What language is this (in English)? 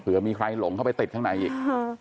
Thai